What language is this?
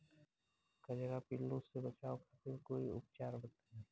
Bhojpuri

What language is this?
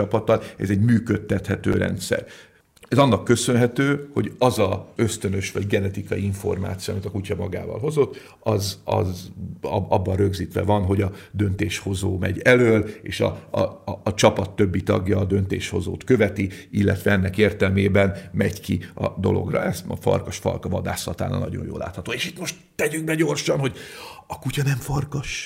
Hungarian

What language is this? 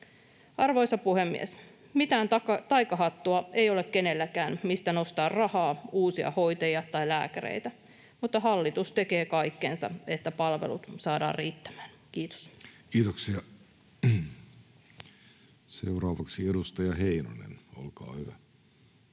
Finnish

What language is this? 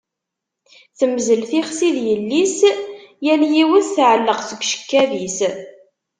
Kabyle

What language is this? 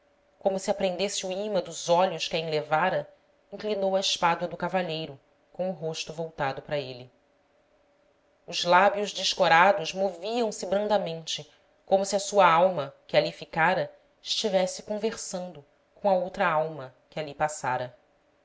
Portuguese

